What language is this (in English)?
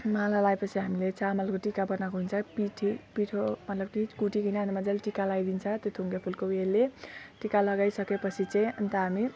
Nepali